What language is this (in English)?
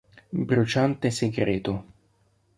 Italian